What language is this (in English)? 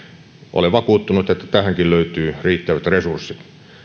Finnish